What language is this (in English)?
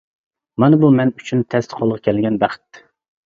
Uyghur